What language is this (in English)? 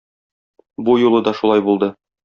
Tatar